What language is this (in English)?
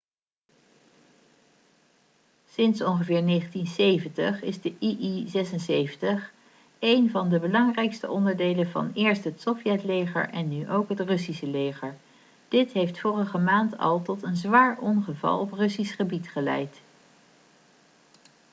Dutch